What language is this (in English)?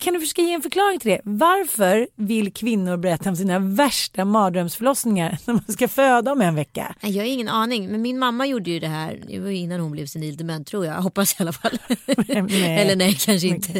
Swedish